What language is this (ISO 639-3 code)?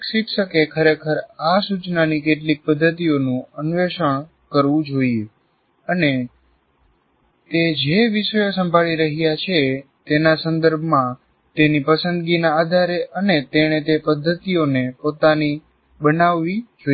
guj